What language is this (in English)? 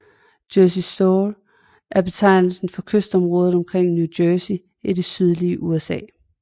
Danish